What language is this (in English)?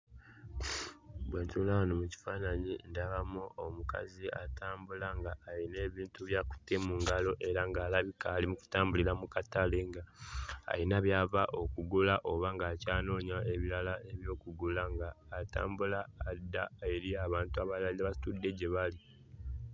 Ganda